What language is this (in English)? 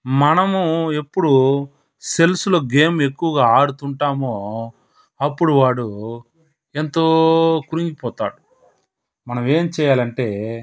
Telugu